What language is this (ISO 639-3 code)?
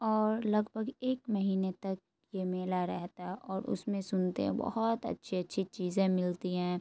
urd